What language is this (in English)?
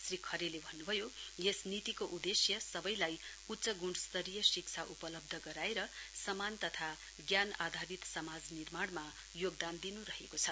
Nepali